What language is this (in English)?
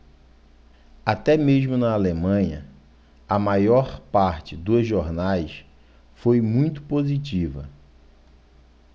Portuguese